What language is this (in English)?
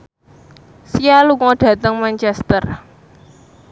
Javanese